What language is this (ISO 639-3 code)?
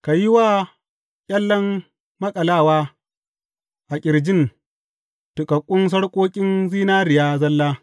hau